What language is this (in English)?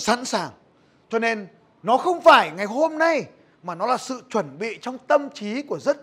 Vietnamese